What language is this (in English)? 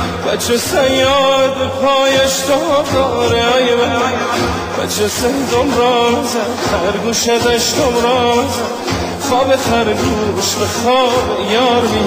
Persian